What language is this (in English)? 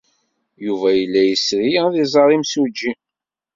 Kabyle